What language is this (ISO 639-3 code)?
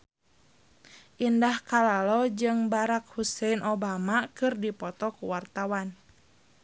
sun